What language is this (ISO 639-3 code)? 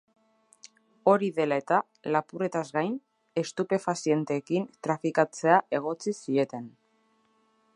eus